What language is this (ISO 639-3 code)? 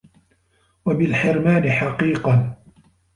ara